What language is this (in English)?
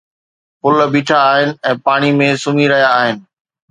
Sindhi